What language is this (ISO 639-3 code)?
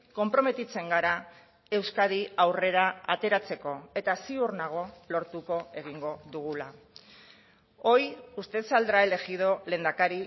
eus